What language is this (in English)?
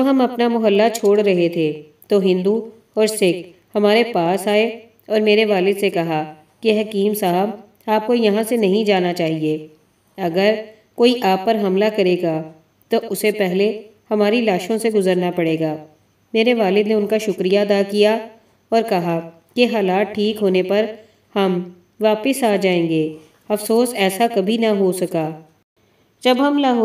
Hindi